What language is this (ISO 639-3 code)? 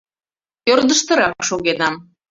chm